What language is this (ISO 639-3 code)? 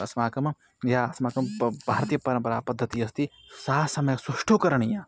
san